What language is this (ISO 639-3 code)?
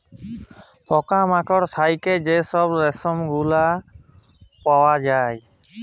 ben